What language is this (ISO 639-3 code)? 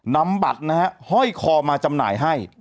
tha